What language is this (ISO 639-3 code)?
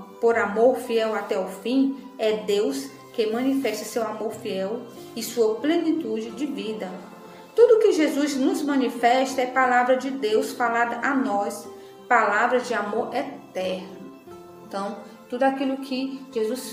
por